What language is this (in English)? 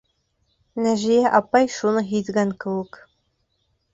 Bashkir